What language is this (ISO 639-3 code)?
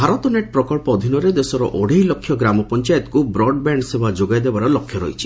ori